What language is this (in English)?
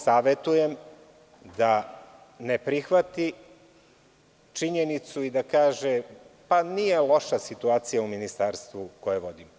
Serbian